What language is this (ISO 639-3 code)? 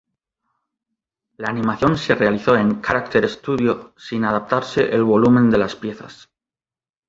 spa